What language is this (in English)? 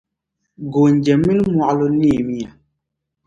Dagbani